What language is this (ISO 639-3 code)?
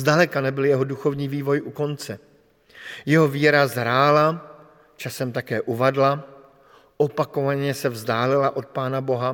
ces